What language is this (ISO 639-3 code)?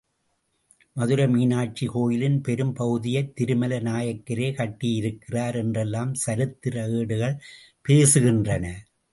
tam